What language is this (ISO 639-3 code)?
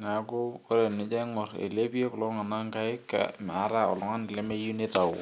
mas